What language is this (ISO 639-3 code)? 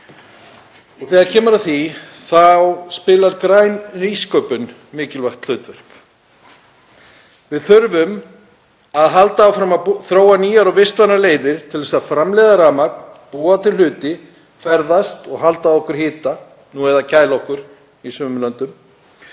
isl